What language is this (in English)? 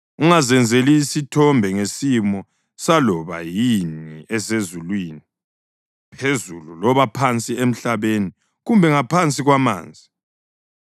North Ndebele